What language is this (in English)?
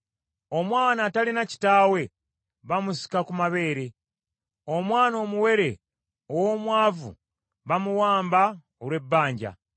Ganda